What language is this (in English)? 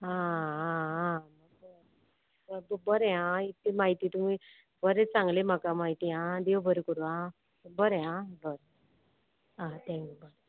Konkani